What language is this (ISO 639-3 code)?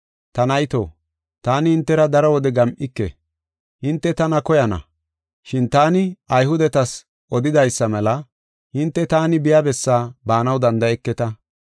gof